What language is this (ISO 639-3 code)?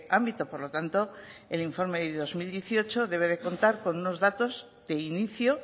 spa